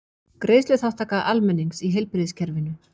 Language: Icelandic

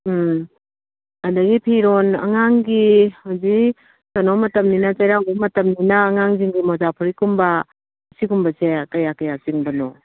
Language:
Manipuri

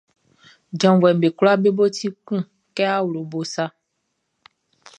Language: Baoulé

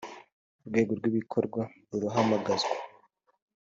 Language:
Kinyarwanda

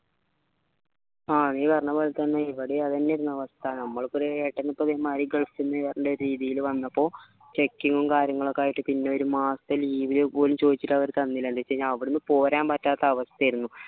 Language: Malayalam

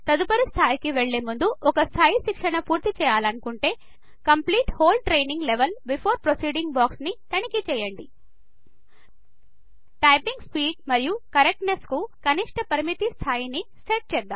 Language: Telugu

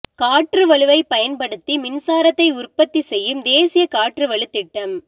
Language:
Tamil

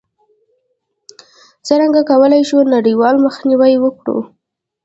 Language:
Pashto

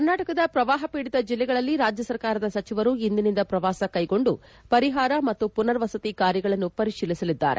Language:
Kannada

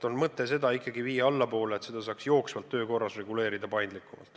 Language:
Estonian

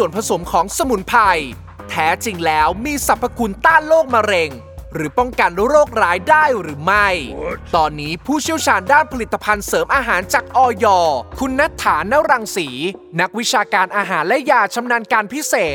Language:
Thai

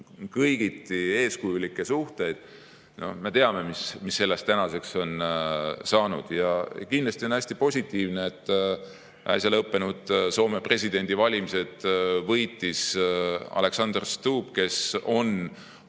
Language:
Estonian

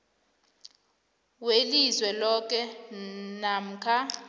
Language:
South Ndebele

